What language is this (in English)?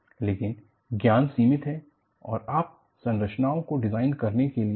Hindi